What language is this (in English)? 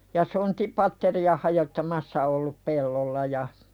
Finnish